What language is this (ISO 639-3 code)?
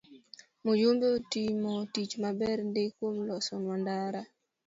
luo